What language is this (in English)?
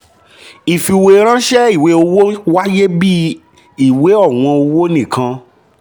Yoruba